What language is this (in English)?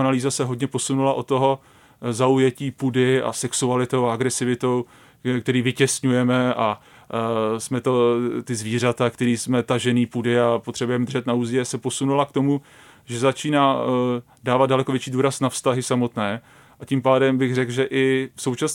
Czech